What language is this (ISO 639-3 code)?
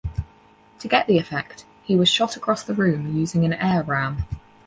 eng